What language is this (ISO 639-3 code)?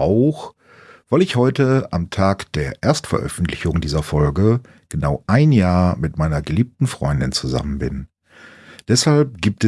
deu